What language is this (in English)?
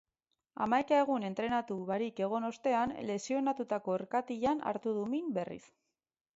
Basque